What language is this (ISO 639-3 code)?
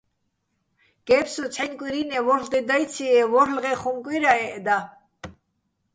bbl